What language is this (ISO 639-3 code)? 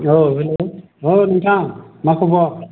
brx